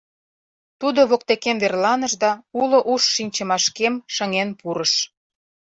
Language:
Mari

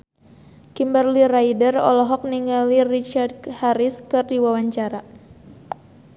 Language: Sundanese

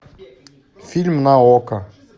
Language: Russian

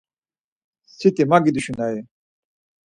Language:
Laz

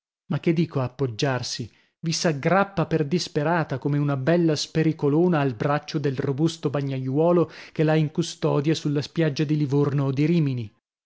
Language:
Italian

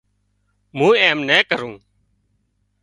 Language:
Wadiyara Koli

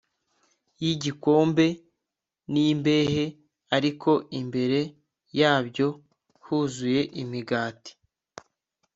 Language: Kinyarwanda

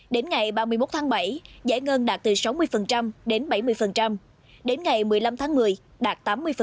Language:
Vietnamese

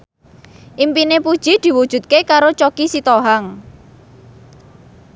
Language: Javanese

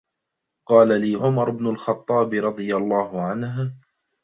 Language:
Arabic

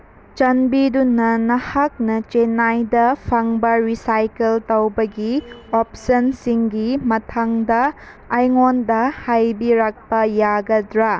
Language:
Manipuri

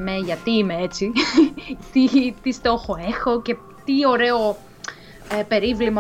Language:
Greek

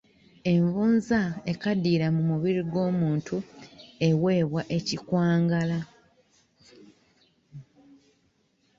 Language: Ganda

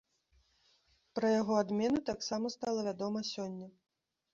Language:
Belarusian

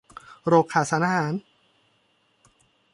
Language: Thai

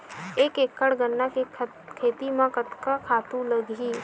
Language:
Chhattisgarhi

